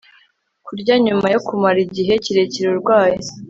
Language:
Kinyarwanda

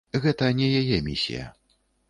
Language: Belarusian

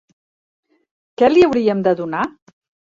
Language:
Catalan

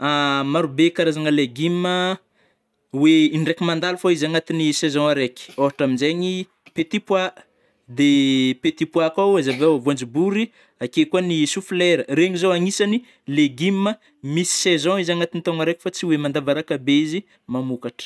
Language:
Northern Betsimisaraka Malagasy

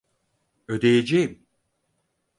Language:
Turkish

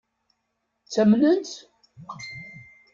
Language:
Kabyle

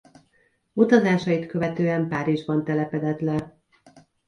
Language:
Hungarian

